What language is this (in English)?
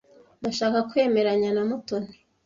Kinyarwanda